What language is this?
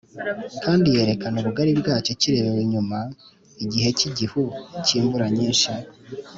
Kinyarwanda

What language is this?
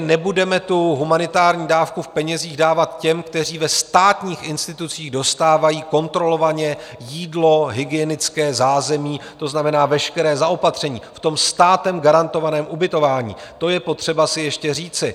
Czech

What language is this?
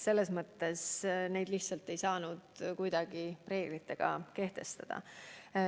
Estonian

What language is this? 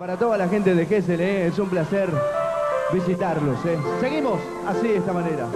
Spanish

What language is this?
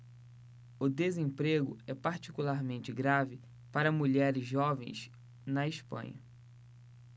Portuguese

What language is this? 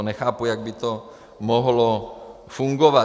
Czech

